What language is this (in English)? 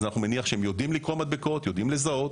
Hebrew